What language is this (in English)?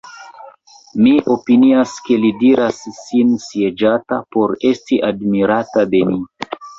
Esperanto